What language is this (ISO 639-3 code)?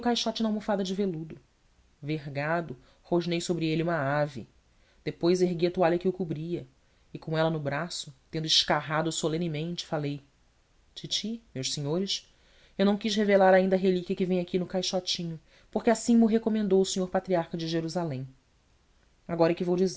por